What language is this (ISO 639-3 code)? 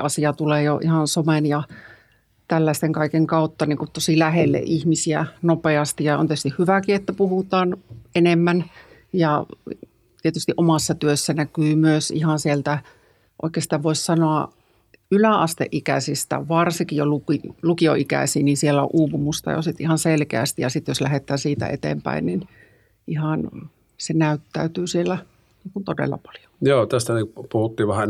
fin